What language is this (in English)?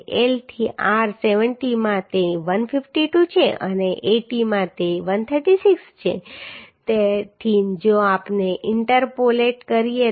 Gujarati